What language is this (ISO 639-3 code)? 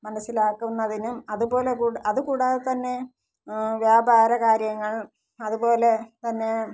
mal